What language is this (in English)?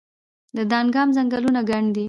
Pashto